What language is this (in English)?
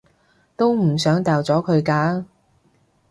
Cantonese